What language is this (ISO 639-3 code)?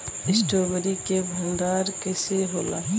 bho